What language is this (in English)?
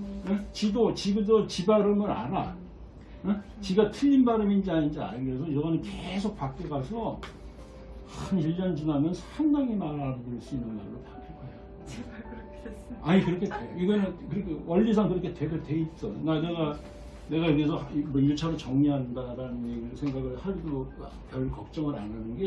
Korean